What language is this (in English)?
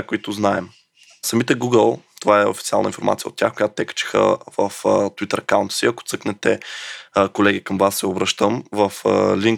Bulgarian